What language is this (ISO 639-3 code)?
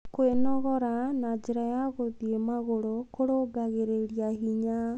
kik